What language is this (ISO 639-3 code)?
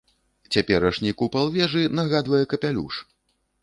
bel